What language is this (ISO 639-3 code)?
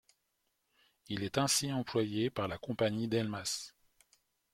fra